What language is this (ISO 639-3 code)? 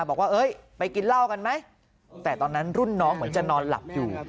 tha